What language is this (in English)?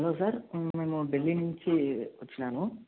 Telugu